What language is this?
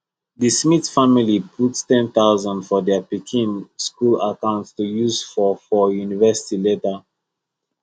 Nigerian Pidgin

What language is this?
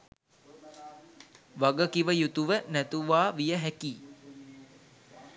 Sinhala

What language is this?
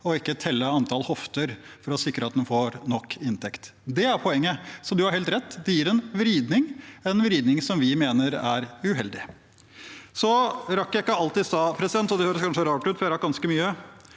Norwegian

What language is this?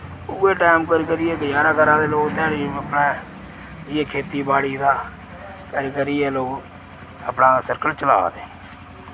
Dogri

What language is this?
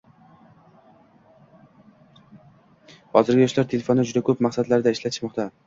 Uzbek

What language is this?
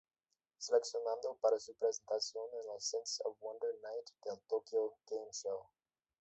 Spanish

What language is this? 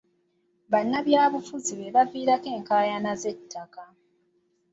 Ganda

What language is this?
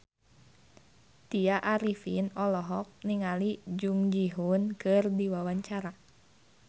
Sundanese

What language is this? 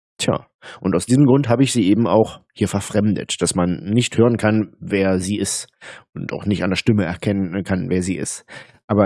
German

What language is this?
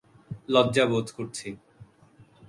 Bangla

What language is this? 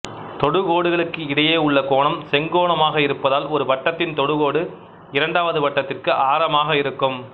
Tamil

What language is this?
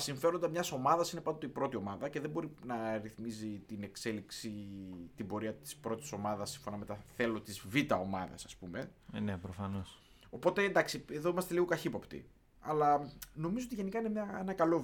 Greek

